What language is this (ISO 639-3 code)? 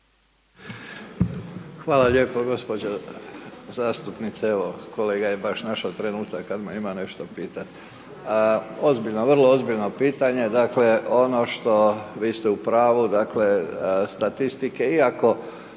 hrv